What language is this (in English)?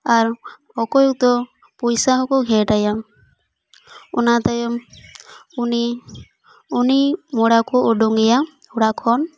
Santali